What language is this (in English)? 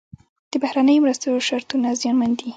Pashto